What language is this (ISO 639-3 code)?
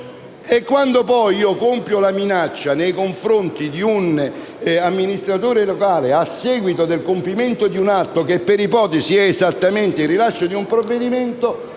ita